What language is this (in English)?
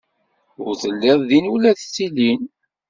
Kabyle